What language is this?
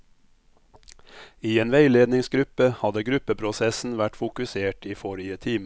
Norwegian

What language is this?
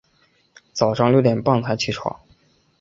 Chinese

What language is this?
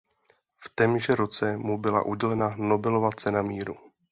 Czech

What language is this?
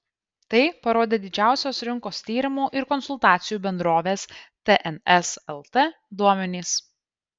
Lithuanian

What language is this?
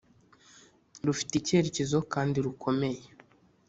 Kinyarwanda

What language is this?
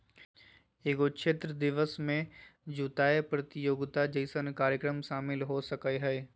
Magahi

